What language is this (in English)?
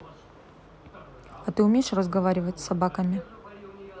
Russian